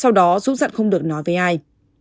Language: Vietnamese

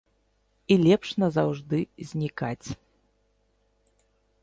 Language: Belarusian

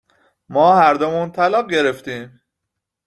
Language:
Persian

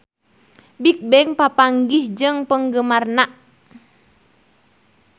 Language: Sundanese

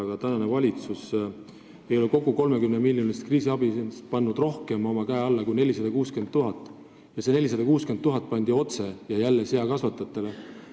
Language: Estonian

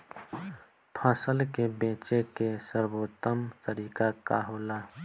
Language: Bhojpuri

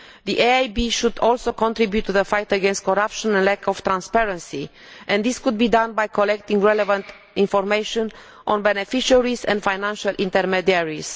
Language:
English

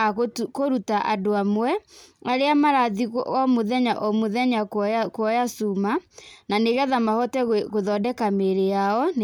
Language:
Kikuyu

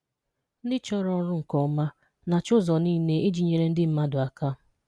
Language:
Igbo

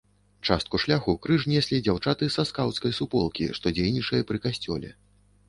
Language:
Belarusian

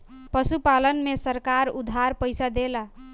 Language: Bhojpuri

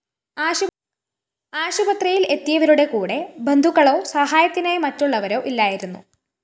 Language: Malayalam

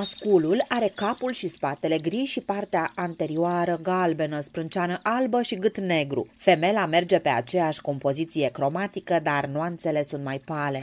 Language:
Romanian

